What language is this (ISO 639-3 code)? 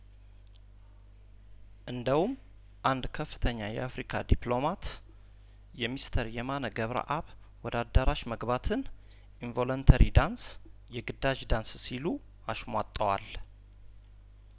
amh